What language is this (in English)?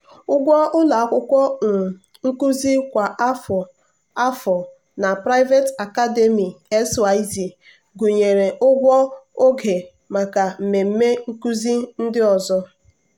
Igbo